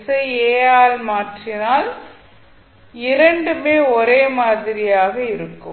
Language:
Tamil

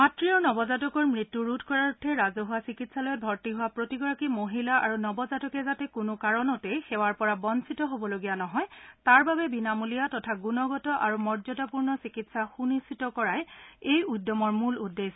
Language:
Assamese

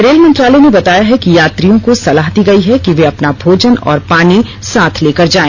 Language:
Hindi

